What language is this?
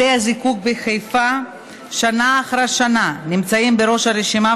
Hebrew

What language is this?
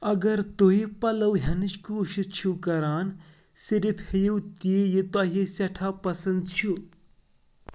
Kashmiri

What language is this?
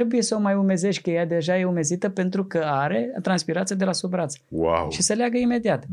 Romanian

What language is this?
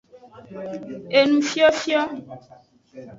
Aja (Benin)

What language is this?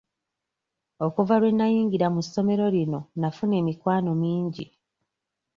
Ganda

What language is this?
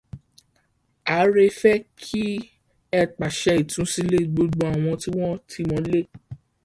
Yoruba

